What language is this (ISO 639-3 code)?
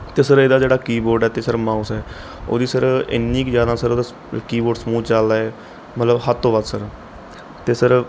pan